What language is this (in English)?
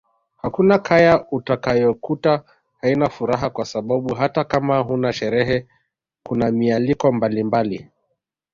Swahili